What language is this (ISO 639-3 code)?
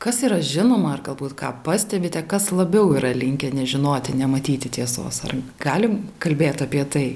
lit